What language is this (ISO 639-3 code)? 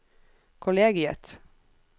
nor